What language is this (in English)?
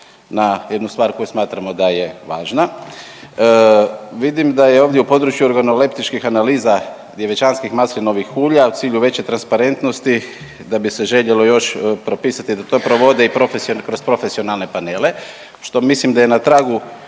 Croatian